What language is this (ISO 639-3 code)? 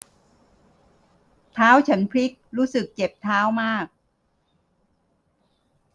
tha